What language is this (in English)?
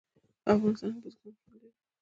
Pashto